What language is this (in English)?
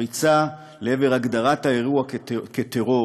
Hebrew